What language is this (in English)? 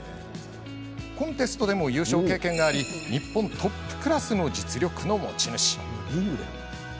Japanese